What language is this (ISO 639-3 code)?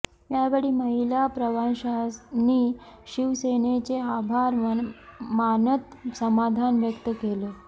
mar